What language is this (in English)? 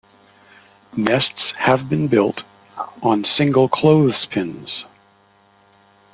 English